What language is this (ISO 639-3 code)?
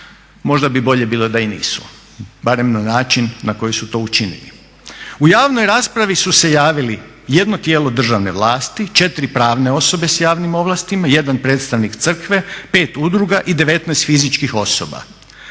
hrv